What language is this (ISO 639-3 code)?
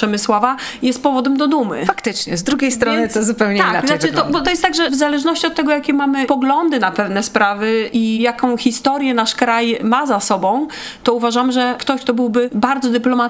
pol